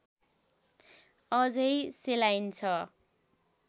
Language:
Nepali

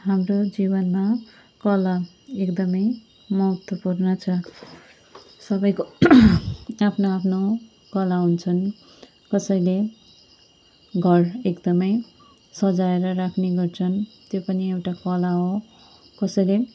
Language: Nepali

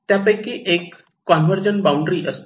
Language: Marathi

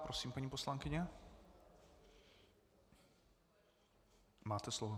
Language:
Czech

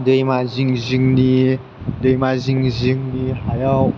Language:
Bodo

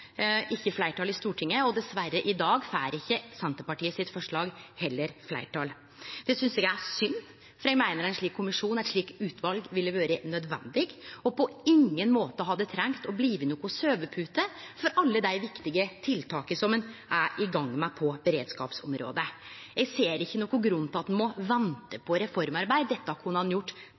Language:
Norwegian Nynorsk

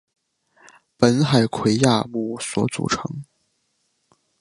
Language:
Chinese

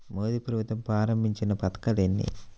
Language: Telugu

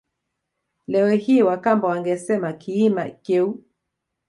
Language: Swahili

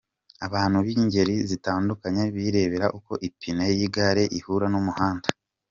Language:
Kinyarwanda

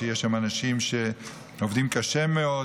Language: Hebrew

